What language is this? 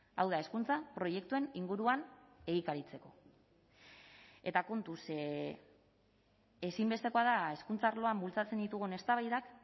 Basque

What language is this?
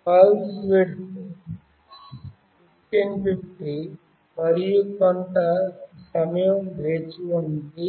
Telugu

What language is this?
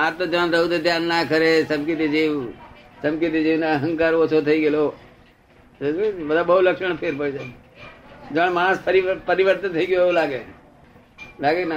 Gujarati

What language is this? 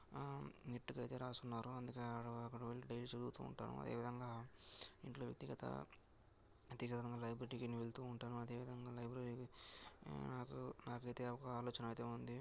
Telugu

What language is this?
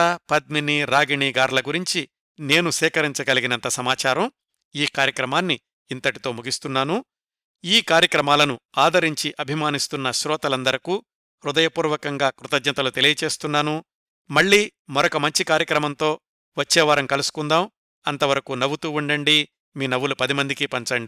Telugu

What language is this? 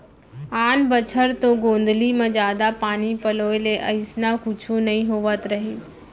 Chhattisgarhi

